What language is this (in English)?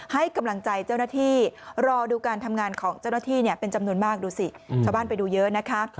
Thai